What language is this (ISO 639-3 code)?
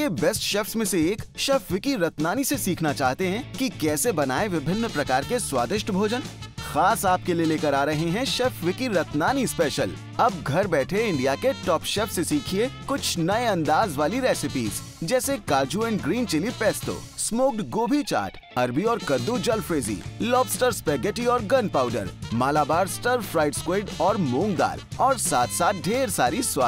hin